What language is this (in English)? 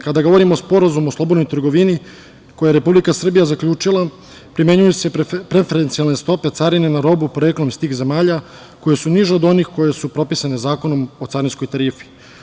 Serbian